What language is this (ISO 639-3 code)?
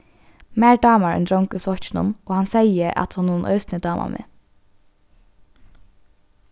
fao